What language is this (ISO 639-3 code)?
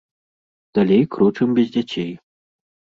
bel